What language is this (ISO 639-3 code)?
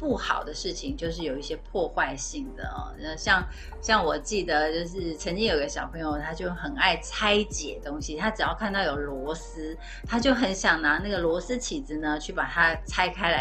zho